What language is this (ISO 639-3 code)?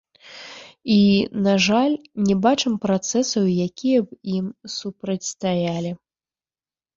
bel